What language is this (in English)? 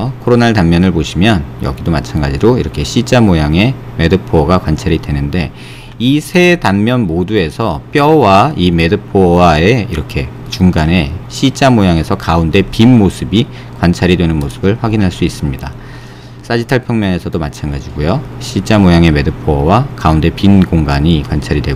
Korean